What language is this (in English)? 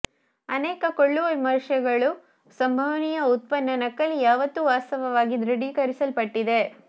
Kannada